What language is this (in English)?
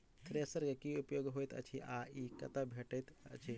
Maithili